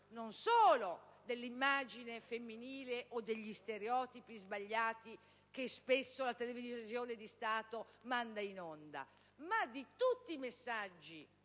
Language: Italian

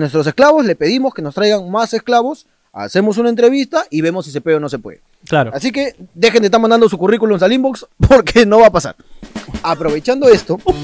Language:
Spanish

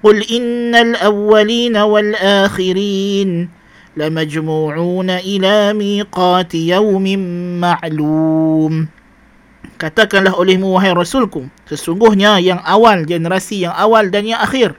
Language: Malay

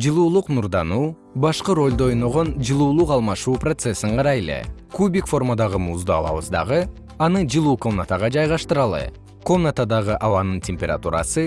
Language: Kyrgyz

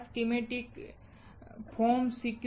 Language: Gujarati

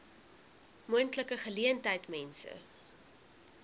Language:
Afrikaans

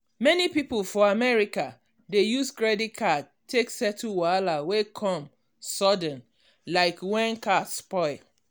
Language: Nigerian Pidgin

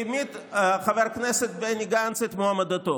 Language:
Hebrew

